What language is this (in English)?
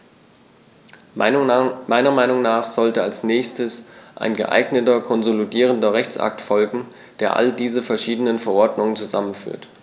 German